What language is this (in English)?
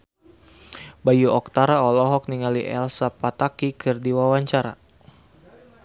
Sundanese